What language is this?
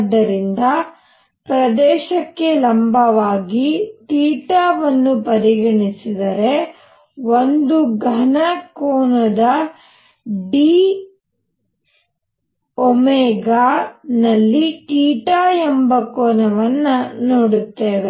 Kannada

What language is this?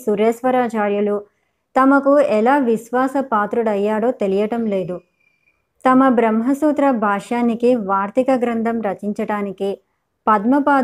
Telugu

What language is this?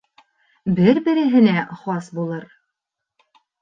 Bashkir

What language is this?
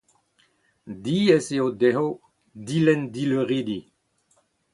Breton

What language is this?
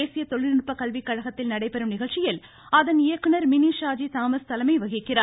Tamil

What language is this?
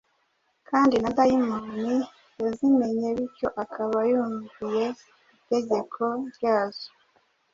Kinyarwanda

